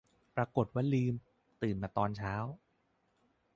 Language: Thai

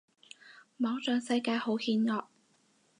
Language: Cantonese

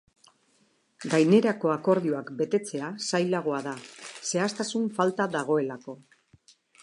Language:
Basque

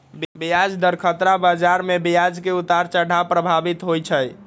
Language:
Magahi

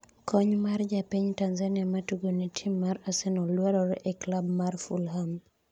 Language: Luo (Kenya and Tanzania)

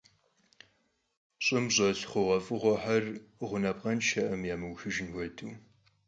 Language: Kabardian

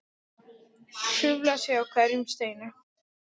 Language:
Icelandic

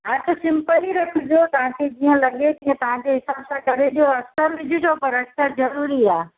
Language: Sindhi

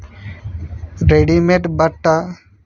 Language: Telugu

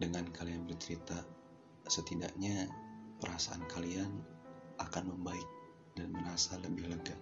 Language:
Indonesian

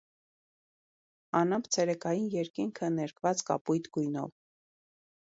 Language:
Armenian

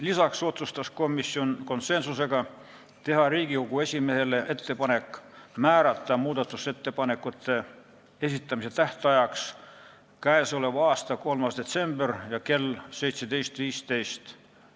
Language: Estonian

